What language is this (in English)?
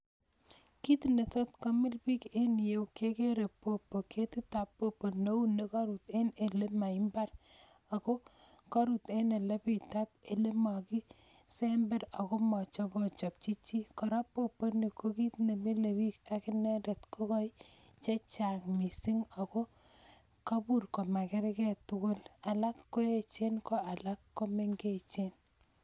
Kalenjin